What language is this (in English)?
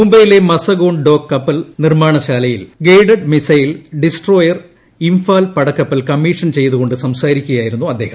Malayalam